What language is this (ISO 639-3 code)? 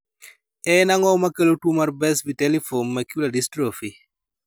luo